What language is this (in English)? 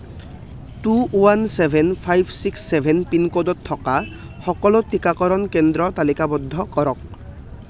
Assamese